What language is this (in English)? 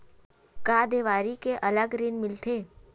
Chhattisgarhi